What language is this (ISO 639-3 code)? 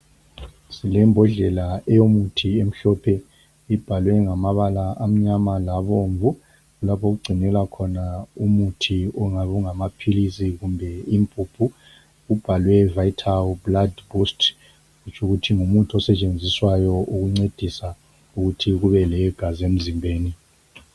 nde